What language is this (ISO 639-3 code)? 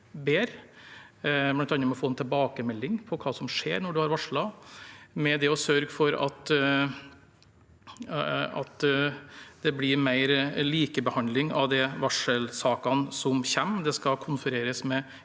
nor